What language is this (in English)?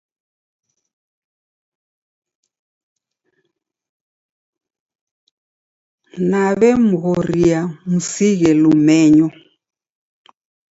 Taita